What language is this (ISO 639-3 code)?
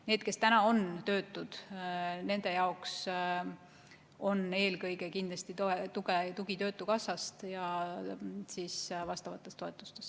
est